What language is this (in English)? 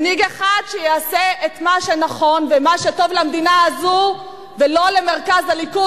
Hebrew